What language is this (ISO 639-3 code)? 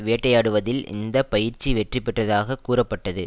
tam